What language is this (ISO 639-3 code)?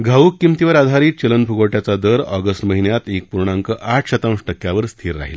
mar